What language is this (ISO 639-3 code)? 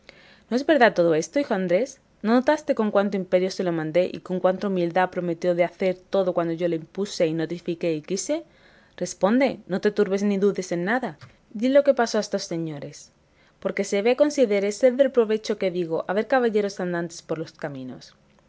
spa